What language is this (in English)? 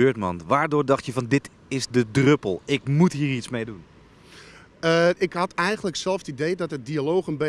Dutch